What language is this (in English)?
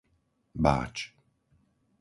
Slovak